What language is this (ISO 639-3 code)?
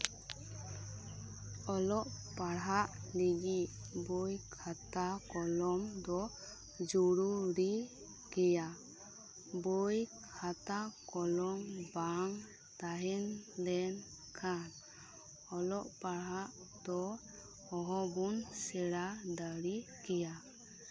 sat